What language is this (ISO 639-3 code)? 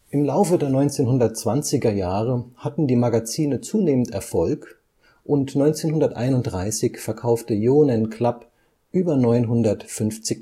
deu